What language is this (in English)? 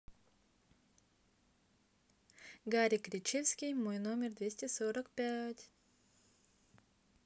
Russian